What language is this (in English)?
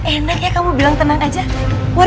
Indonesian